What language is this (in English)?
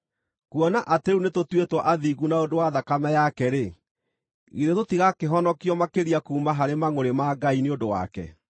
Kikuyu